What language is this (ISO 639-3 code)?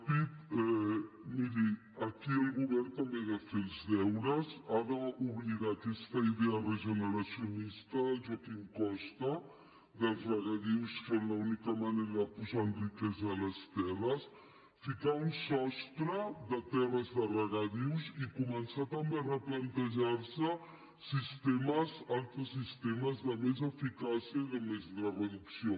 cat